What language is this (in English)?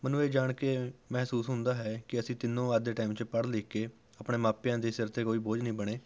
Punjabi